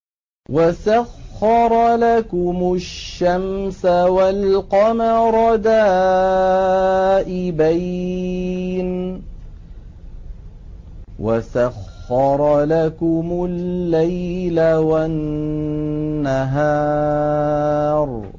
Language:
Arabic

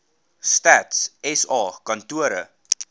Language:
Afrikaans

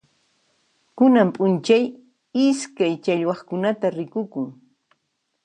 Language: Puno Quechua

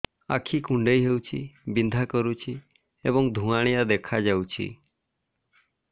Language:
Odia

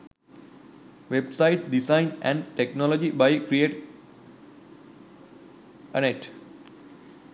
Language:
Sinhala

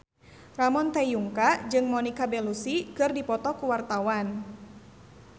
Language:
Sundanese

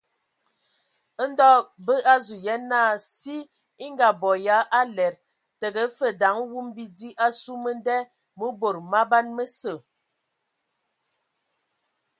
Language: Ewondo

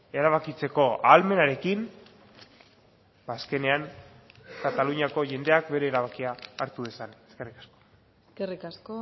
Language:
Basque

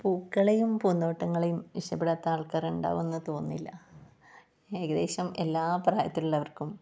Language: Malayalam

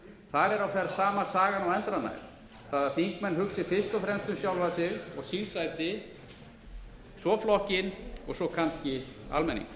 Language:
Icelandic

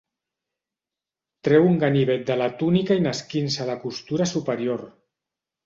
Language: Catalan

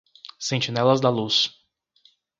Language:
Portuguese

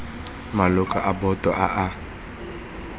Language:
Tswana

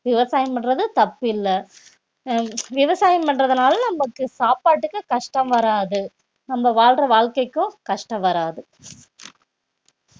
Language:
Tamil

